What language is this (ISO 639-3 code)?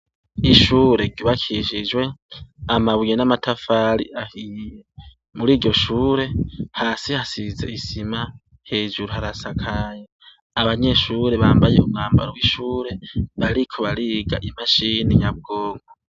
run